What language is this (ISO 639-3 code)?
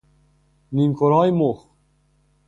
fas